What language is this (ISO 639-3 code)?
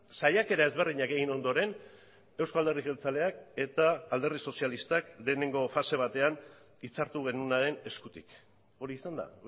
eus